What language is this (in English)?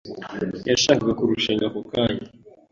Kinyarwanda